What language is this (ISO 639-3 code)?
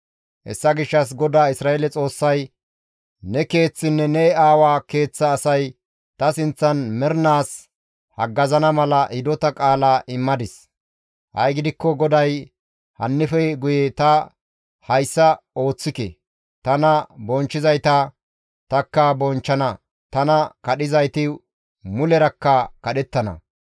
gmv